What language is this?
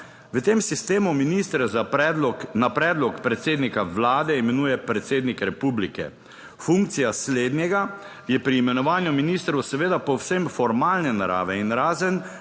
Slovenian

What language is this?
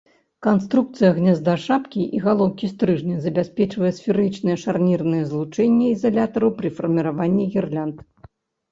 Belarusian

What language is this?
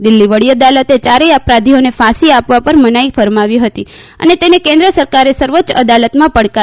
Gujarati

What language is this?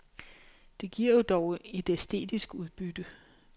Danish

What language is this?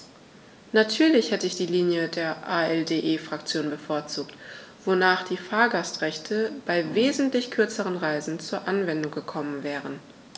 German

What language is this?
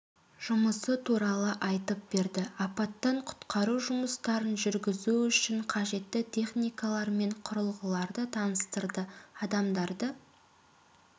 Kazakh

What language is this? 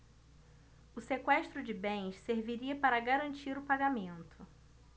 Portuguese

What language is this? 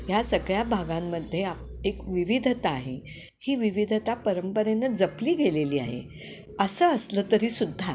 Marathi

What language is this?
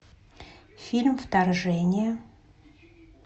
Russian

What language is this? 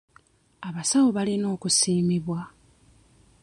Ganda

